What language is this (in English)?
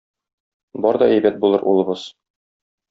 Tatar